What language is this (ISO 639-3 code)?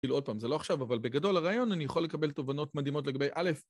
heb